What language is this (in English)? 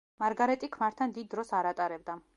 Georgian